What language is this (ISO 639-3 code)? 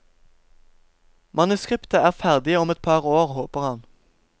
nor